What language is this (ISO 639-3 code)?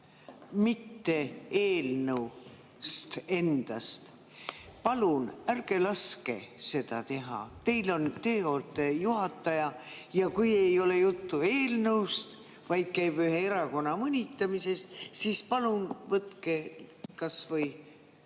est